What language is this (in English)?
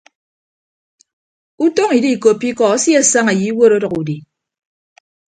Ibibio